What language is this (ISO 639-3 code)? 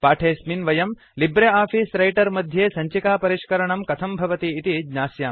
san